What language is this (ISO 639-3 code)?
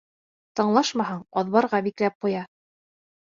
bak